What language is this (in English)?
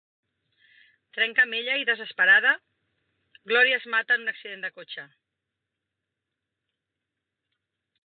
Catalan